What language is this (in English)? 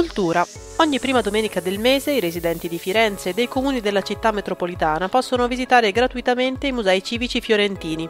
Italian